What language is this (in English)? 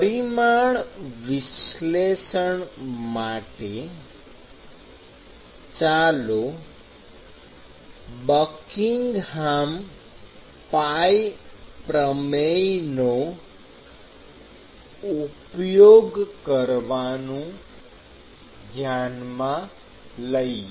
Gujarati